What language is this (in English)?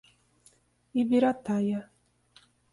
Portuguese